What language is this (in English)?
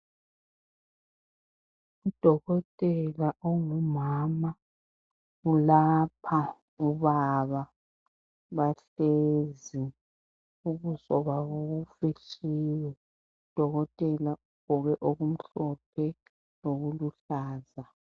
North Ndebele